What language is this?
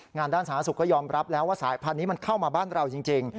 Thai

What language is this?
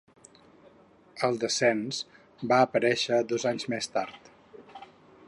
Catalan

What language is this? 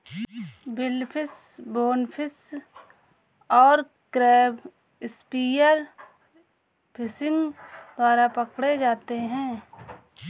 Hindi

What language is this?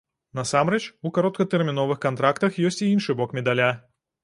Belarusian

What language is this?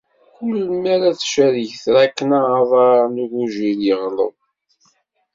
Kabyle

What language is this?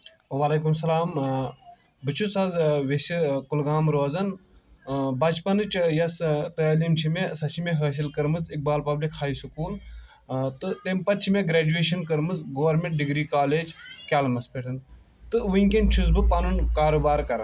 Kashmiri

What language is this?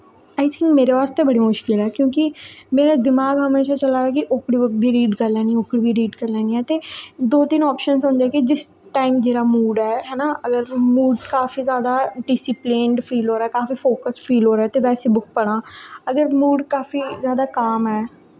Dogri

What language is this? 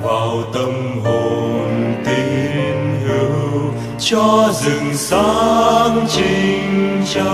Vietnamese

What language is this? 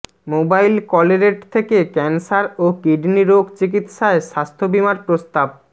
Bangla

